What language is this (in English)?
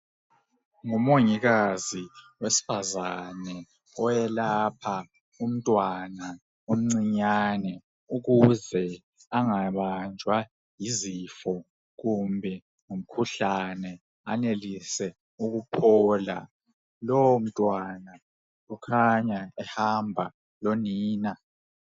North Ndebele